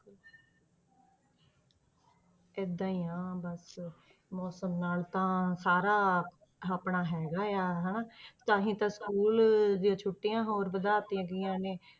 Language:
Punjabi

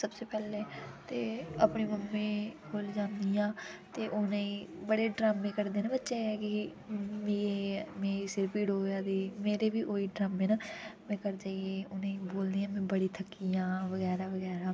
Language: Dogri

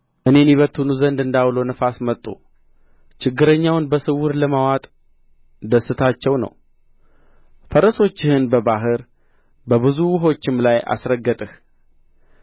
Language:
Amharic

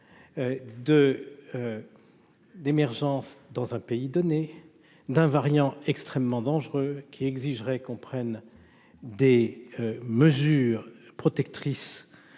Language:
French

